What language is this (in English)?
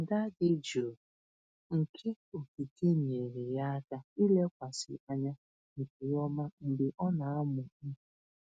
Igbo